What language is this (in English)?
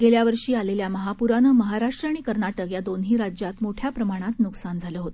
Marathi